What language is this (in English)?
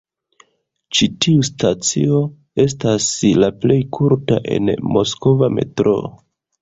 Esperanto